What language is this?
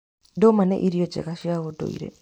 Kikuyu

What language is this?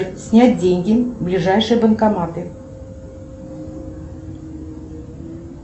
Russian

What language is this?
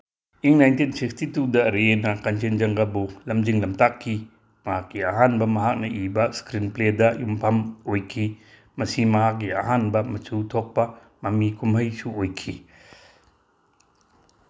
Manipuri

